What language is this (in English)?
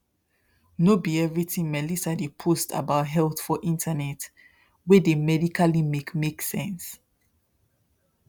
Nigerian Pidgin